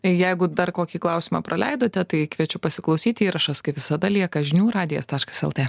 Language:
Lithuanian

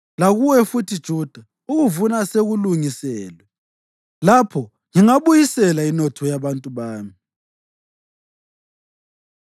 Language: North Ndebele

